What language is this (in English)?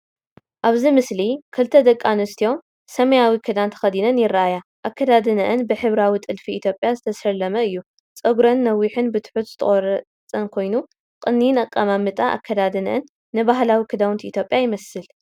Tigrinya